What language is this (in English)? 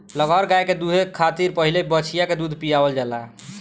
Bhojpuri